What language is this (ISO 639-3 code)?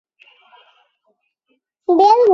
zho